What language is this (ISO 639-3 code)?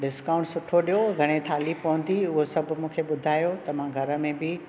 snd